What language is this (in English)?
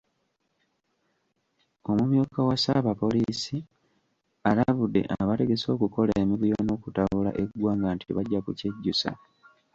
Ganda